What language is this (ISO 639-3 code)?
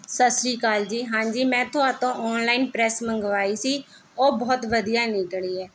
pan